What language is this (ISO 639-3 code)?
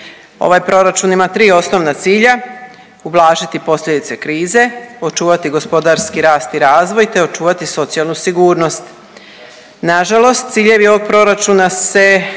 hrv